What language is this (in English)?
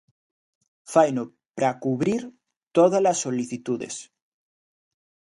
Galician